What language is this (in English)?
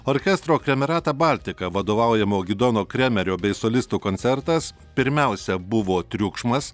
Lithuanian